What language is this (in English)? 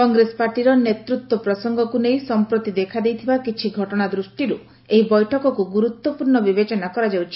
Odia